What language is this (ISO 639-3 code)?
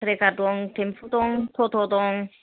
brx